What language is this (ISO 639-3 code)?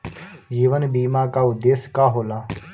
bho